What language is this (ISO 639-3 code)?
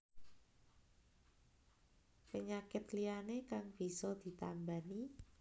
jav